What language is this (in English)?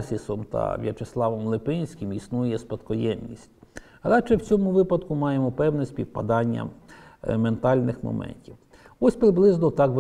Ukrainian